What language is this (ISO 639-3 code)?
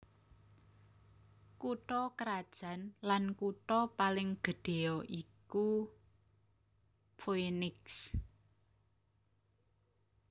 jav